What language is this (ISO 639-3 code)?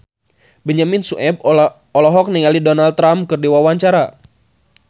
sun